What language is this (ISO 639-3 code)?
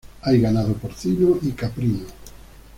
spa